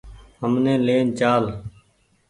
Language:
Goaria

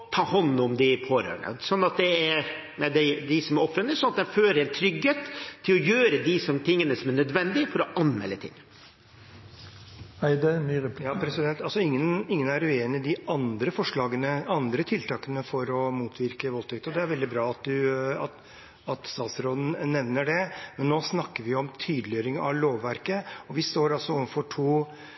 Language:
Norwegian Bokmål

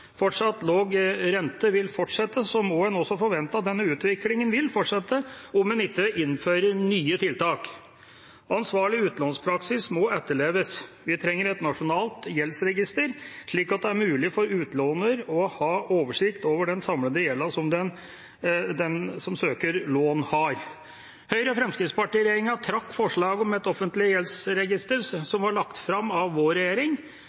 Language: Norwegian Bokmål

